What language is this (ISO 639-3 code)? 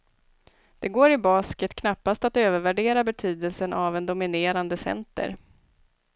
swe